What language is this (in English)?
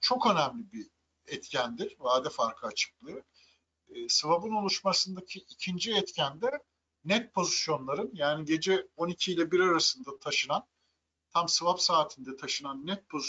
Turkish